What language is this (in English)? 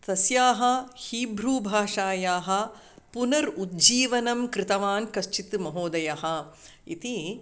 Sanskrit